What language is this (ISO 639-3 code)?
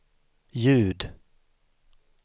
swe